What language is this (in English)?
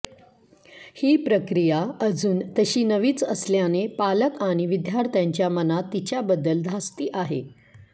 Marathi